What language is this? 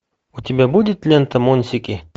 Russian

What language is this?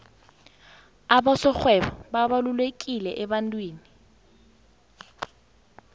South Ndebele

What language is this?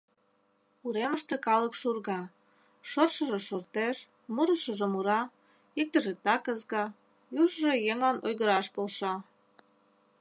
Mari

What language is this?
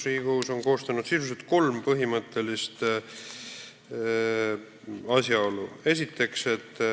Estonian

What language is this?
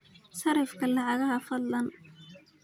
Somali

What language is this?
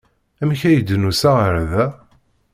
Kabyle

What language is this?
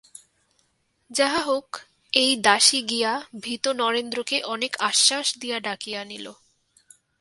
Bangla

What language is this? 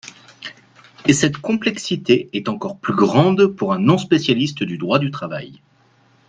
French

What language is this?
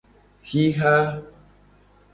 Gen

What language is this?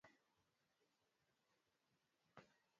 Swahili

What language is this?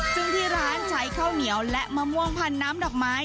Thai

